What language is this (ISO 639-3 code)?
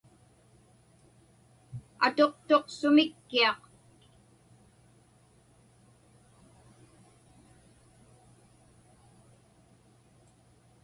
ipk